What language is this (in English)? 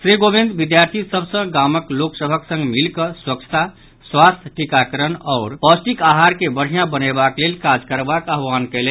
Maithili